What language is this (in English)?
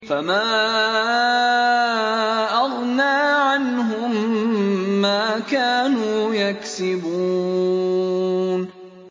Arabic